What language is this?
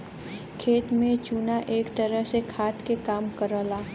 Bhojpuri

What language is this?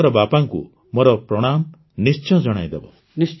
Odia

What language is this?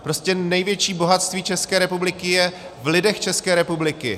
Czech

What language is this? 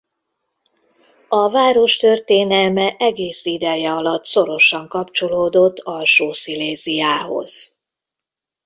Hungarian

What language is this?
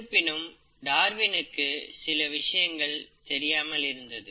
Tamil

